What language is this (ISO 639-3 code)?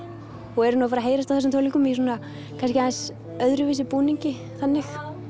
isl